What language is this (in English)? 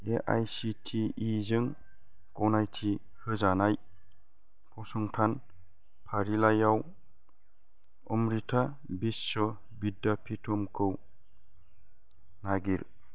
Bodo